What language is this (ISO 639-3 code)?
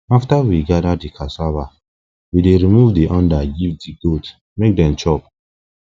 pcm